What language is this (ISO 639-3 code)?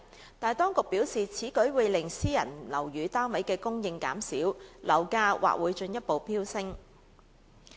yue